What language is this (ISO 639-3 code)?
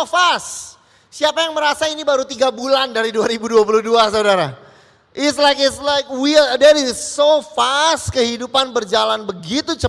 ind